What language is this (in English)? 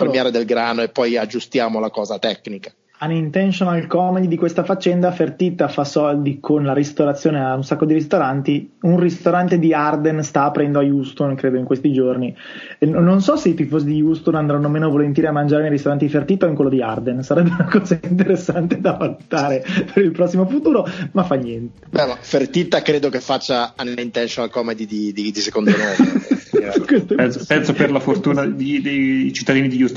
Italian